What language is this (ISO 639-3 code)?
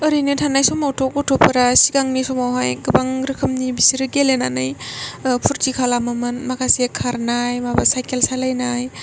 brx